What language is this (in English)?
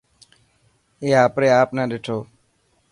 Dhatki